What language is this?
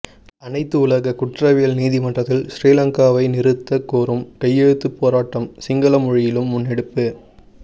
Tamil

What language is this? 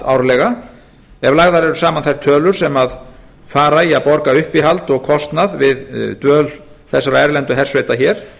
Icelandic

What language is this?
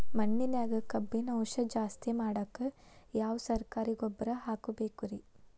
Kannada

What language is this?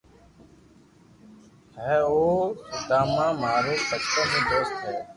Loarki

